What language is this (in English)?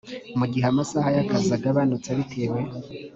Kinyarwanda